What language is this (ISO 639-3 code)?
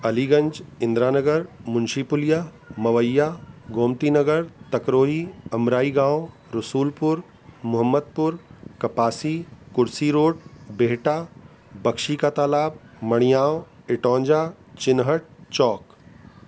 snd